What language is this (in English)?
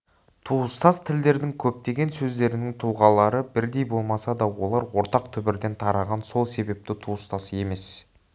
Kazakh